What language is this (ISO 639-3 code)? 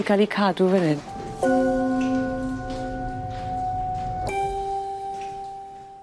cym